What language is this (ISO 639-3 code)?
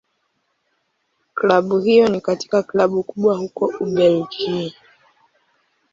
swa